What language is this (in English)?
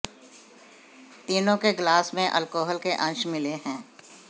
Hindi